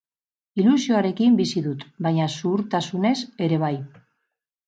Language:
Basque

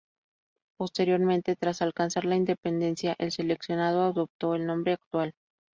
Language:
Spanish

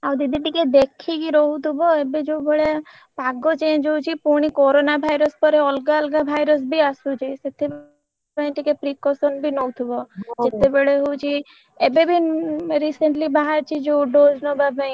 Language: Odia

